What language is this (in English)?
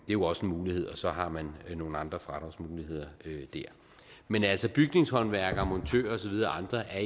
Danish